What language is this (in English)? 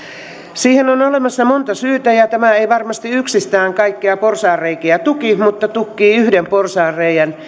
Finnish